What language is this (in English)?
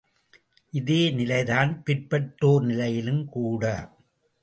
Tamil